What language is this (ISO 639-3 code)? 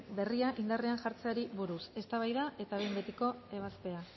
eus